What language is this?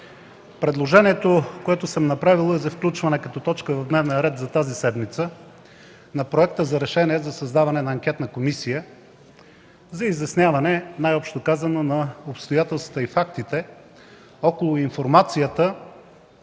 Bulgarian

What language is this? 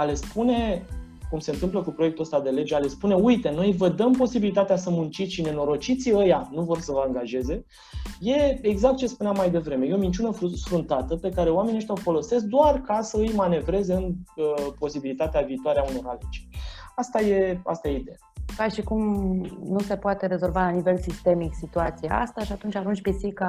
Romanian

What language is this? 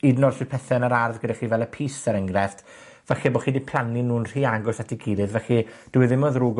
Welsh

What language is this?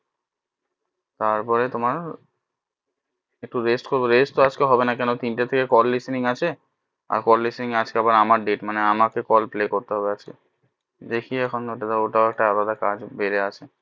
Bangla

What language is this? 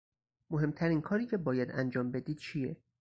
Persian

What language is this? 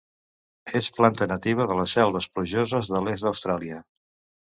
Catalan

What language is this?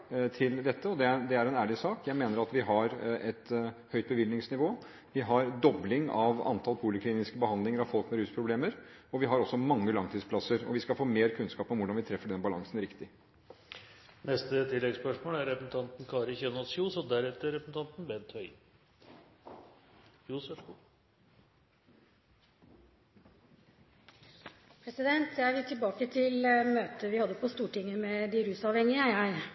Norwegian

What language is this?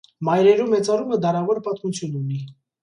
Armenian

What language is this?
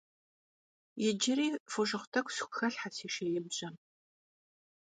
Kabardian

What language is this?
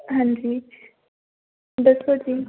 Punjabi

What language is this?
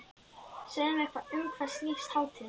Icelandic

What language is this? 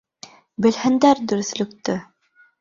Bashkir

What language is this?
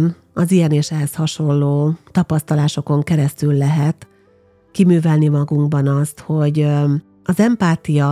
Hungarian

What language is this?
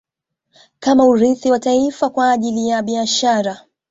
Swahili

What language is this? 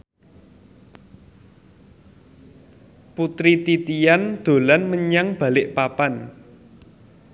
Javanese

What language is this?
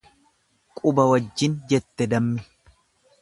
Oromo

